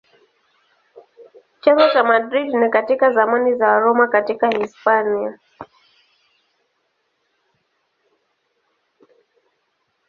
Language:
Swahili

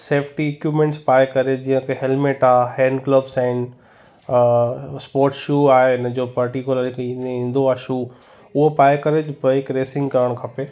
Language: Sindhi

